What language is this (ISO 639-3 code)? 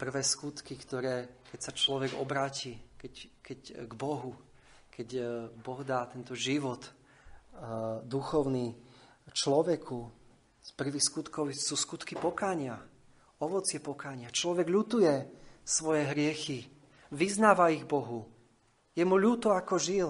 slk